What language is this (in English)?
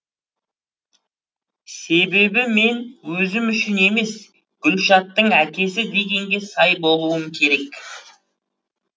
Kazakh